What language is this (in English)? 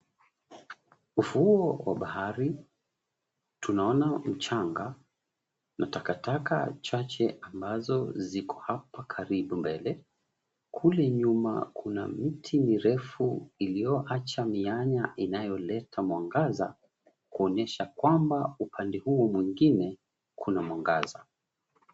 Swahili